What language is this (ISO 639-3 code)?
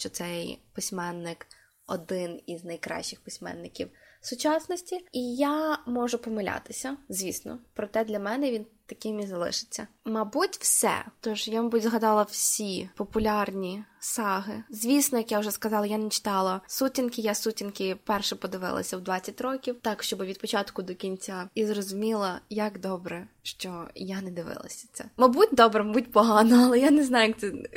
ukr